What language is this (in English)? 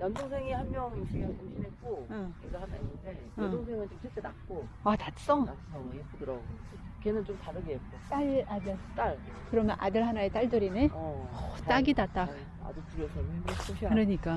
Korean